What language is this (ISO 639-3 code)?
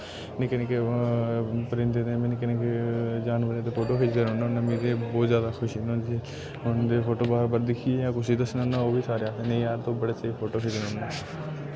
doi